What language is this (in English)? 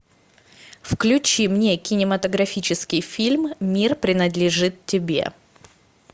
Russian